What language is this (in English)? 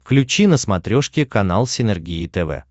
Russian